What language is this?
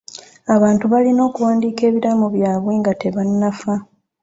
Ganda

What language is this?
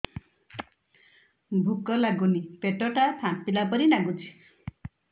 Odia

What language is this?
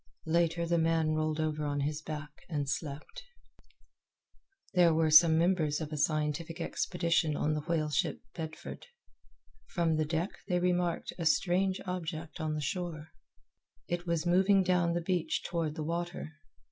English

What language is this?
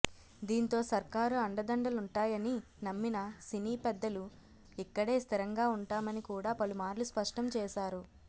Telugu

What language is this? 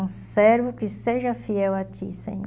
Portuguese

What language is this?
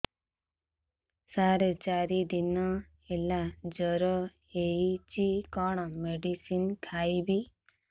Odia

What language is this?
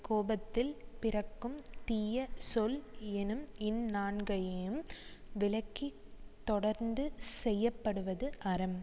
Tamil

